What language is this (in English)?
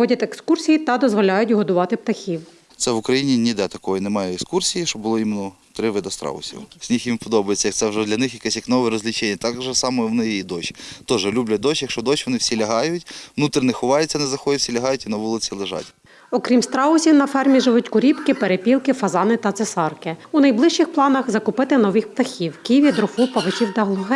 Ukrainian